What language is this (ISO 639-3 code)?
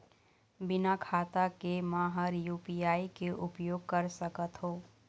hne